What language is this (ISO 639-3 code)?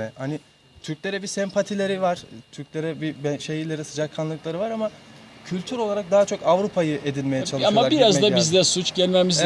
tur